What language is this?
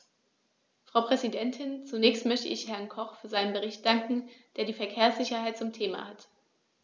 German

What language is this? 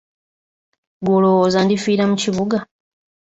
Ganda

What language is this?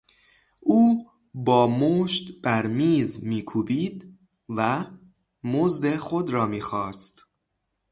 Persian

